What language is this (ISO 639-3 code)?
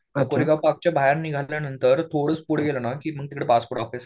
mar